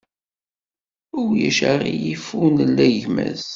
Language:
Kabyle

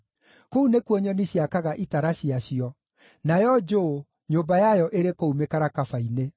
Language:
Kikuyu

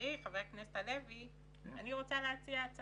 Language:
Hebrew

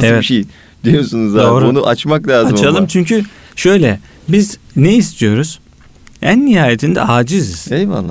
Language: Turkish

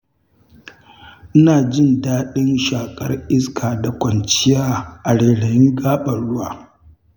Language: Hausa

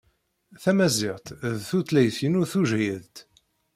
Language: Kabyle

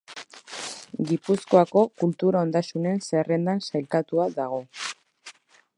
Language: Basque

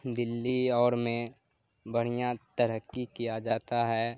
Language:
Urdu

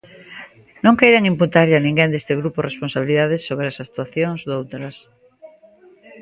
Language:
Galician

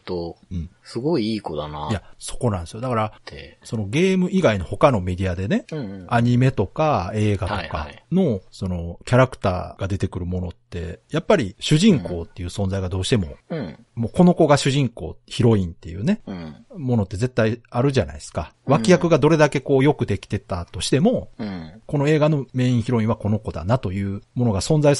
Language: Japanese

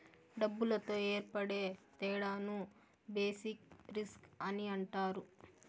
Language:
Telugu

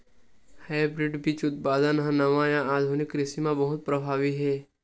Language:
Chhattisgarhi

